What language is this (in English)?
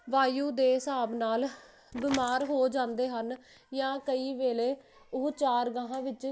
Punjabi